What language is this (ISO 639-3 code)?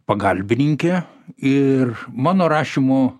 lit